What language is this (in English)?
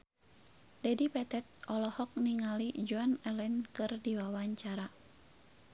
Sundanese